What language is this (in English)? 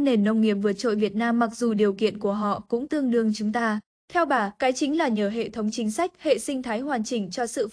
Vietnamese